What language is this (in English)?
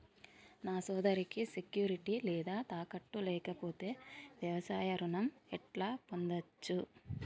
Telugu